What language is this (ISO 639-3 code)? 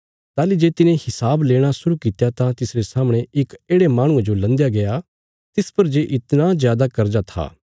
kfs